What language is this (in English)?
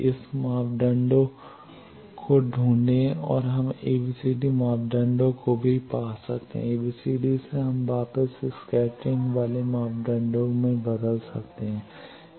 Hindi